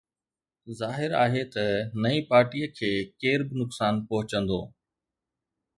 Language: Sindhi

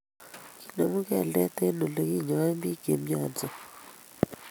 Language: Kalenjin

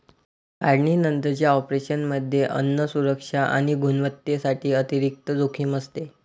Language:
Marathi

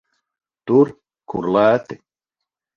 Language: Latvian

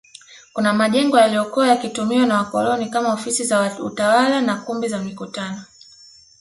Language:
Swahili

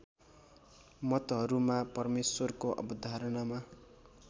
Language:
Nepali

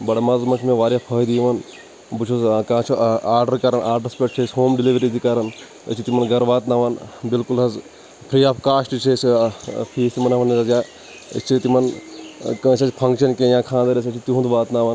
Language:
Kashmiri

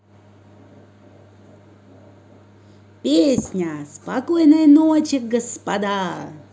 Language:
Russian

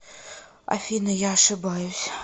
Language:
Russian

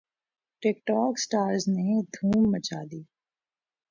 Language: Urdu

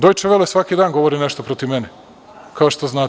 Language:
Serbian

